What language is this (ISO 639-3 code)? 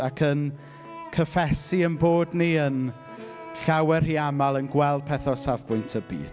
cym